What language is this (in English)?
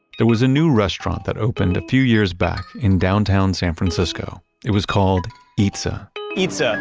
English